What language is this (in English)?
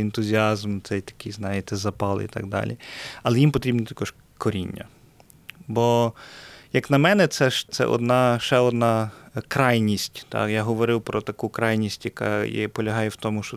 Ukrainian